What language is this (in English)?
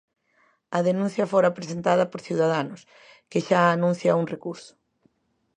Galician